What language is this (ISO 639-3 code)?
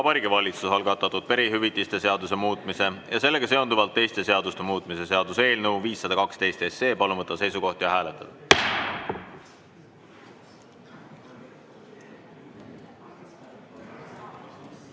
est